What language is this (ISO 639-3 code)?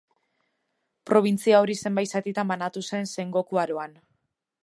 eus